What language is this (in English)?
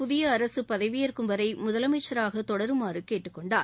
Tamil